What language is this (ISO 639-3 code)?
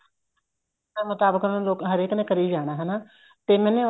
pan